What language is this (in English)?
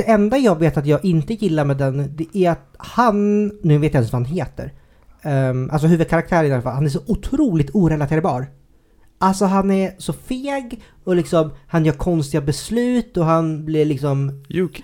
Swedish